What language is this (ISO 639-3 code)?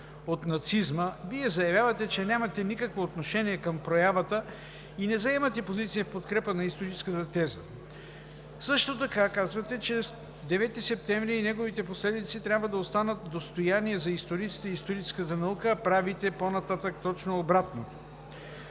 bul